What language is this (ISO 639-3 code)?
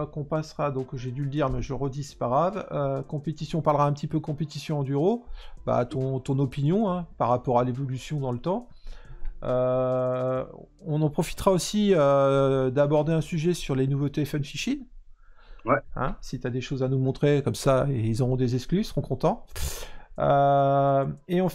fra